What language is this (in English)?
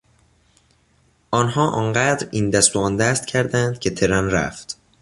Persian